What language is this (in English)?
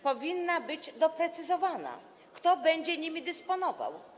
Polish